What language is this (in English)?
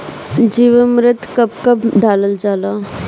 Bhojpuri